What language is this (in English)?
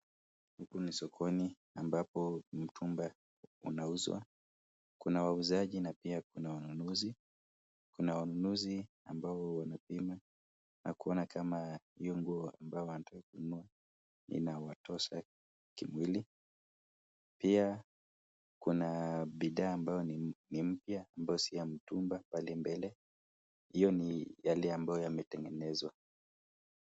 Swahili